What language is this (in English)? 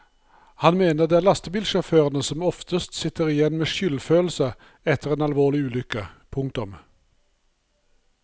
Norwegian